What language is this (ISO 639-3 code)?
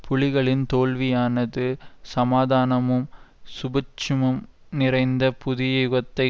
tam